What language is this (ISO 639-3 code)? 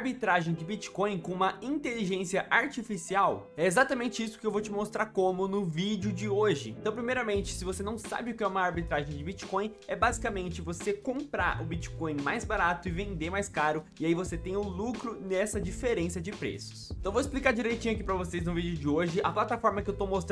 por